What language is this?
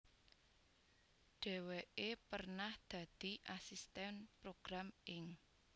Javanese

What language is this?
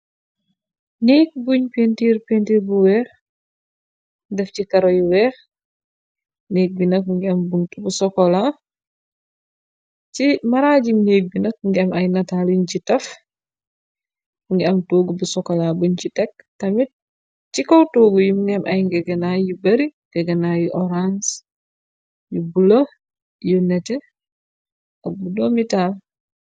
Wolof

